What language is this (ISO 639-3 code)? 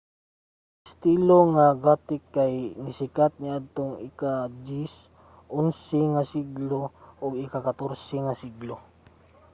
ceb